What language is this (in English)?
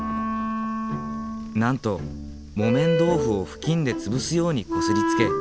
Japanese